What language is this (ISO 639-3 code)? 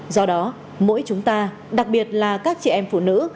vie